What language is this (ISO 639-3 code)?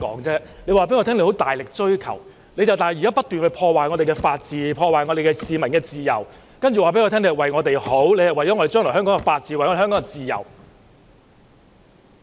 yue